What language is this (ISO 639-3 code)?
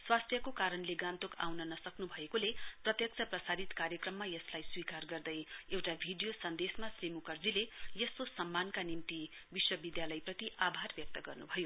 nep